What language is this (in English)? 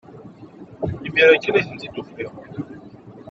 Kabyle